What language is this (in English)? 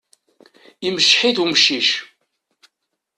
Kabyle